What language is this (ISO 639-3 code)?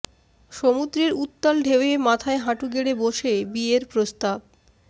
ben